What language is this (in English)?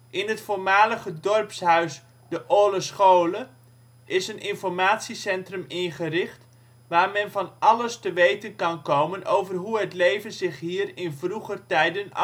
Dutch